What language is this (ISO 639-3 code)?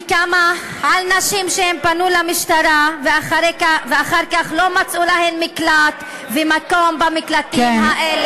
heb